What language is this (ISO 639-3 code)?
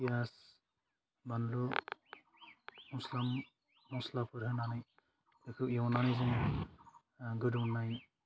brx